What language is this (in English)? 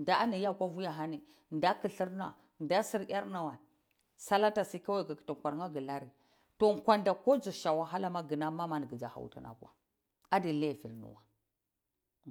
Cibak